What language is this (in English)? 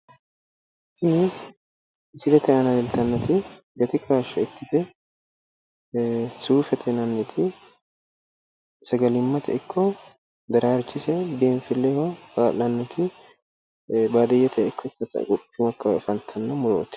Sidamo